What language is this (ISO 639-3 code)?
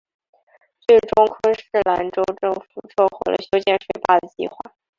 zho